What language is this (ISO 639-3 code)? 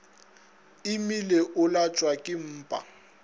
nso